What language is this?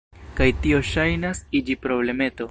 Esperanto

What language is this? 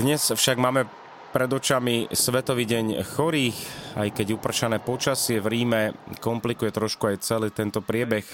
Slovak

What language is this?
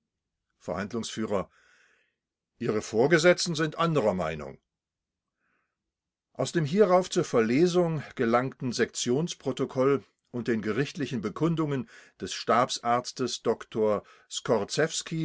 German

